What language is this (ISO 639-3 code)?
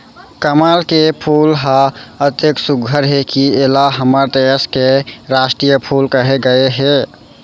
hne